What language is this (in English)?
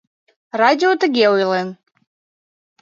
Mari